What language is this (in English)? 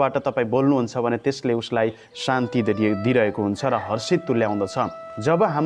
Nepali